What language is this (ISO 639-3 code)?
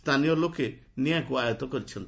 ori